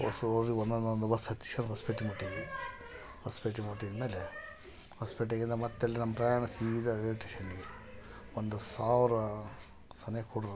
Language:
Kannada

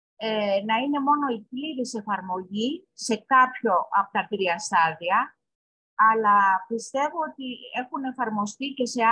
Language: Greek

